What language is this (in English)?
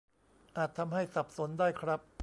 Thai